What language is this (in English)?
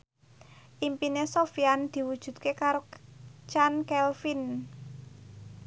Javanese